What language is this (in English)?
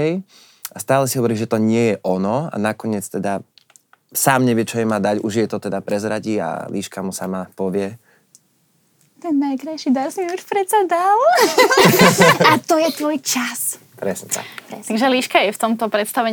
Slovak